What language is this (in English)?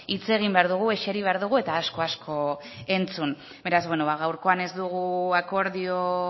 Basque